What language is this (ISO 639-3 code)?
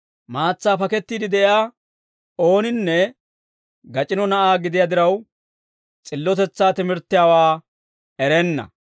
dwr